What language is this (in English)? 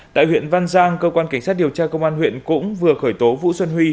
Vietnamese